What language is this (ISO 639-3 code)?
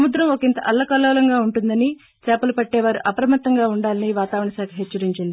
tel